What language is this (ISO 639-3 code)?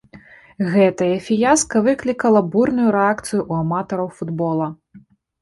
bel